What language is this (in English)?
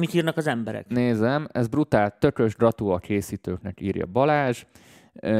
Hungarian